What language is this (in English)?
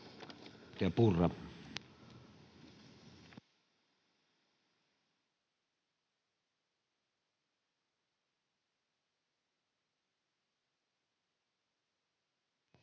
Finnish